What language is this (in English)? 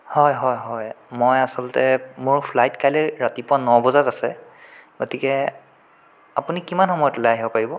Assamese